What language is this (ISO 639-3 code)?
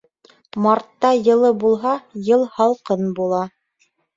bak